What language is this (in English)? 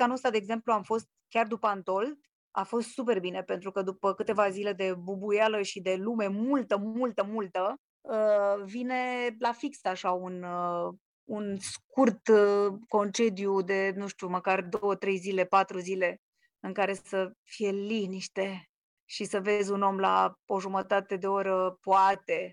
Romanian